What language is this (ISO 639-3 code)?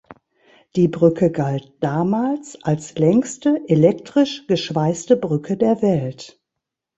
deu